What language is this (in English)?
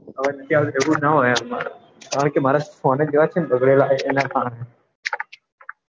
Gujarati